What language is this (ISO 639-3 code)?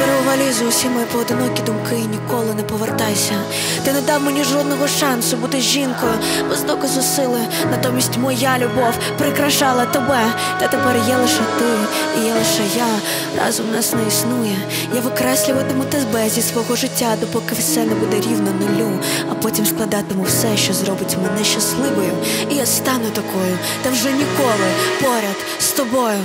ukr